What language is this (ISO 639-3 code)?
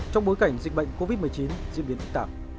vie